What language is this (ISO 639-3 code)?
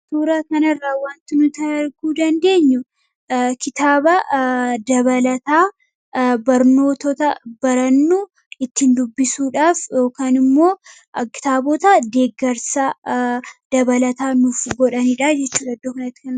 orm